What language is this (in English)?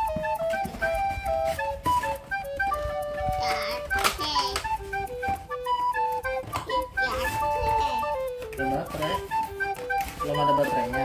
Indonesian